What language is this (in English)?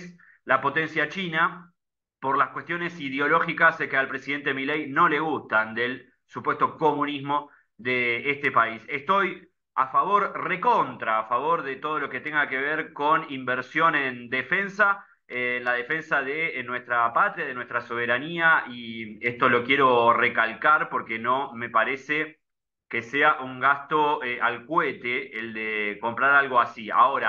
Spanish